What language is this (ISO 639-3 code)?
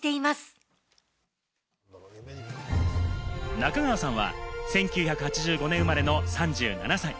jpn